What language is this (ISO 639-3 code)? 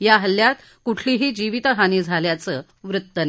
mar